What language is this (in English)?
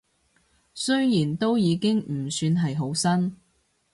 Cantonese